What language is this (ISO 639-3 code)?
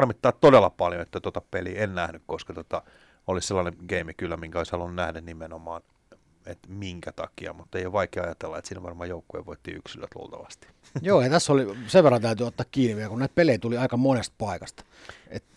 fin